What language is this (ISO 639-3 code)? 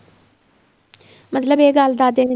pan